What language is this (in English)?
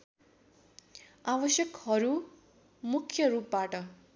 Nepali